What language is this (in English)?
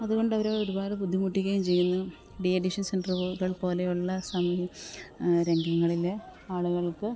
Malayalam